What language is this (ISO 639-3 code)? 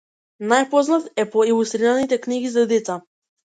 mkd